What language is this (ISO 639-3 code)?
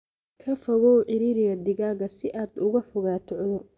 som